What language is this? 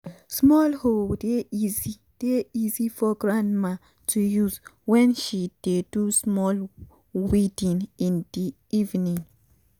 Nigerian Pidgin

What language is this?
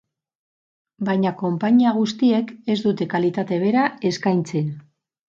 Basque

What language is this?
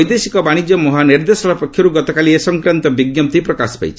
Odia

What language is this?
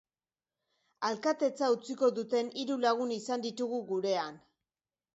Basque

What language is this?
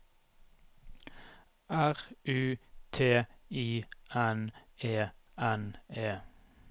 Norwegian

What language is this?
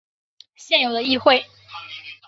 Chinese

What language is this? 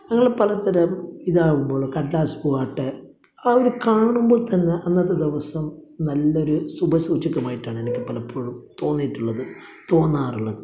Malayalam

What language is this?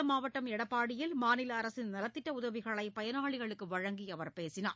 Tamil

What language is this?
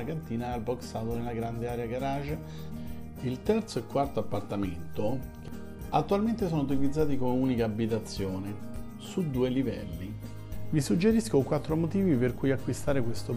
Italian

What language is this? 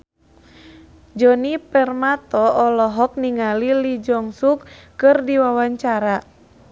Sundanese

